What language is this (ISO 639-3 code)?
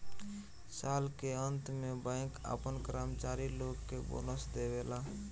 bho